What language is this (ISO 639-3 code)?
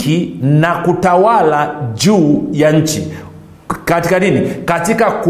swa